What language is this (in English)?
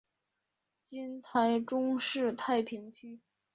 Chinese